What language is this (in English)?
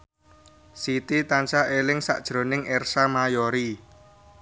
Javanese